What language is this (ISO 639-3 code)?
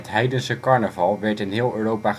nld